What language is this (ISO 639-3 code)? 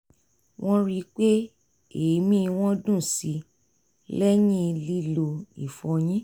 yor